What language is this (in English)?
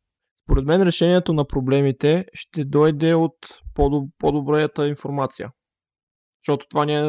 Bulgarian